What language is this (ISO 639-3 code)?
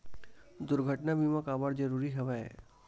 hne